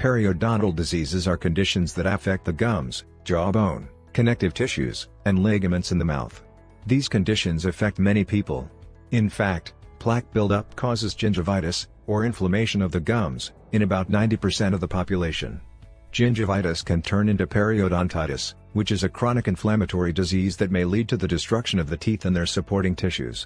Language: English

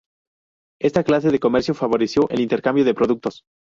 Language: Spanish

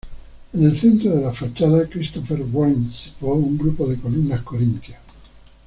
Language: Spanish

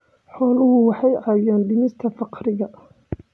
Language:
Somali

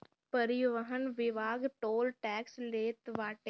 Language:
Bhojpuri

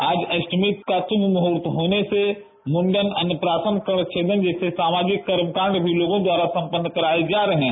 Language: Hindi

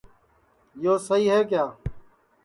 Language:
Sansi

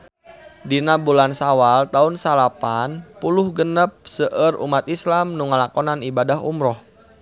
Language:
Sundanese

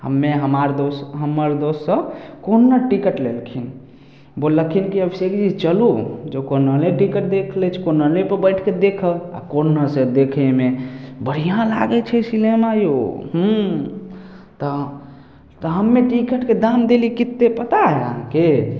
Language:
Maithili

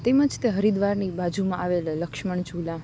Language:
Gujarati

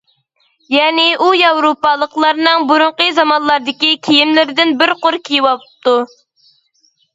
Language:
Uyghur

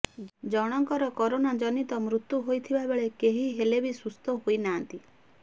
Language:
Odia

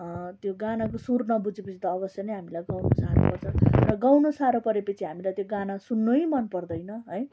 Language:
Nepali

